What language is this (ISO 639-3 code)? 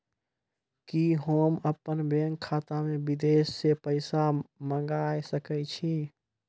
mai